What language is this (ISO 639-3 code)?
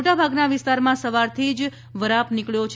guj